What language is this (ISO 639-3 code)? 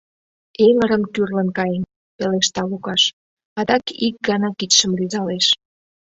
chm